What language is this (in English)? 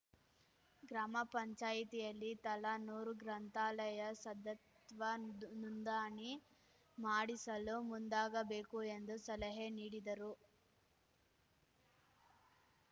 Kannada